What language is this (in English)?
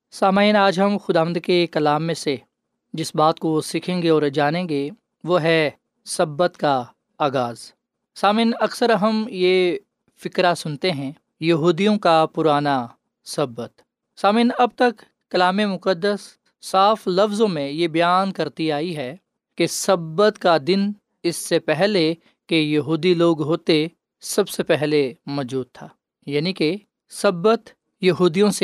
Urdu